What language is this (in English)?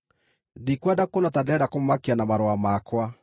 Kikuyu